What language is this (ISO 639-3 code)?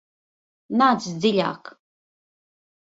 lav